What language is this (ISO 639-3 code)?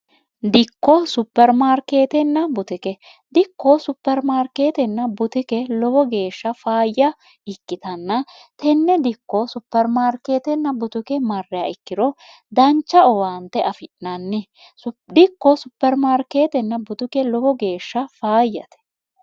sid